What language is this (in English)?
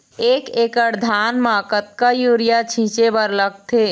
Chhattisgarhi